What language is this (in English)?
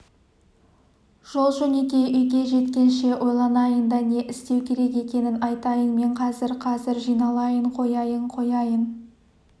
Kazakh